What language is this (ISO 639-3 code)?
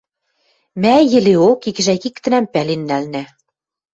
mrj